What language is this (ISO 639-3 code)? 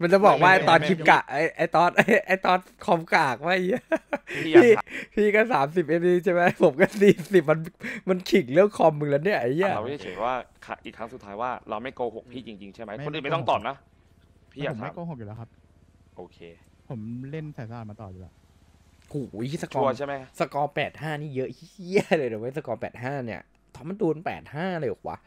tha